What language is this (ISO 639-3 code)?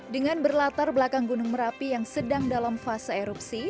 ind